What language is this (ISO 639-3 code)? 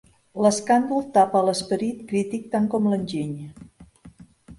cat